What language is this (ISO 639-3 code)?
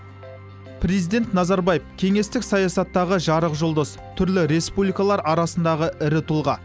kaz